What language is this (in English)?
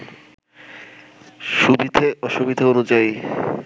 Bangla